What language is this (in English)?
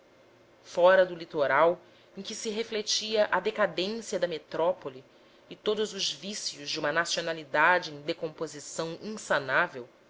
Portuguese